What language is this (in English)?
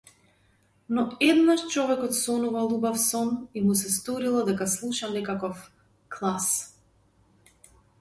Macedonian